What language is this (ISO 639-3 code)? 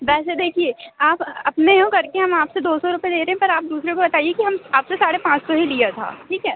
hin